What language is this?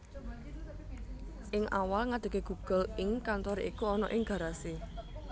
Javanese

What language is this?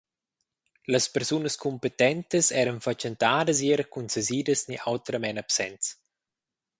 Romansh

